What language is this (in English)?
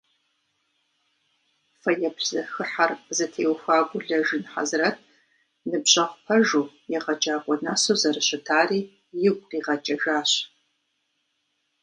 Kabardian